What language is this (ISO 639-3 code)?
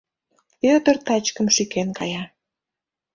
chm